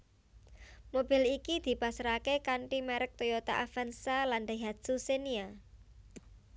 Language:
Javanese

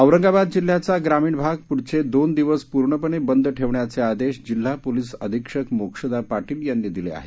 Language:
Marathi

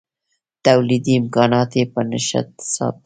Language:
Pashto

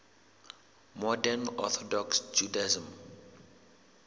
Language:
Southern Sotho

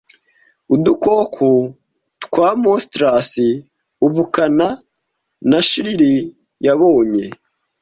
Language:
Kinyarwanda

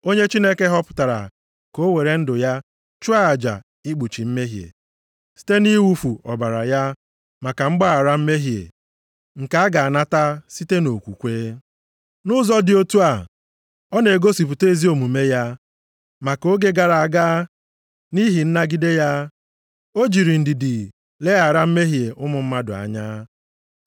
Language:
Igbo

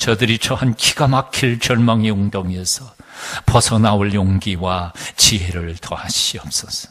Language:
Korean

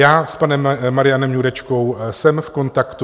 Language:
Czech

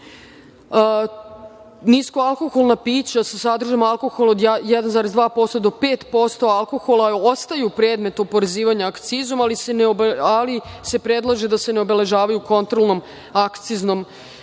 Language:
Serbian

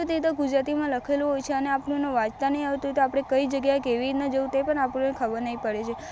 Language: Gujarati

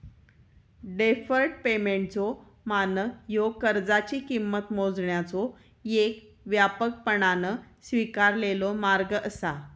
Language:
Marathi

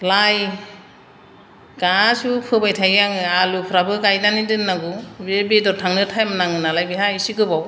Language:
Bodo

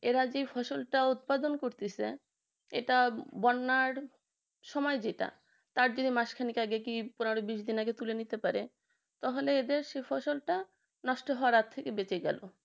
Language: Bangla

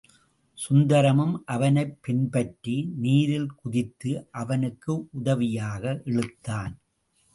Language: Tamil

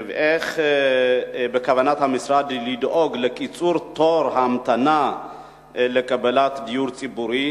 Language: Hebrew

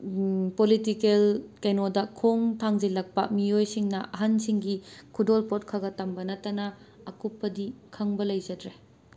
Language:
Manipuri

